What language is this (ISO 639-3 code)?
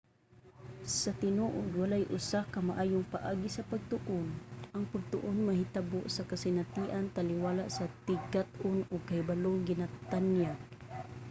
ceb